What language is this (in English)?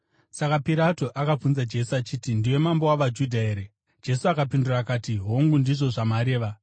Shona